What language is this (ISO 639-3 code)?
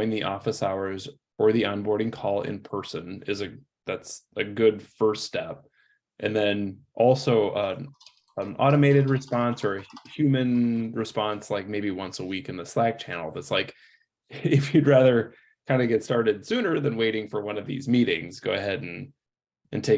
eng